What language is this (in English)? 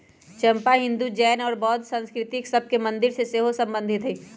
Magahi